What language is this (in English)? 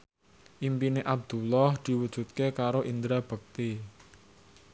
Javanese